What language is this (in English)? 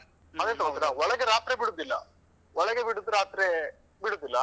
Kannada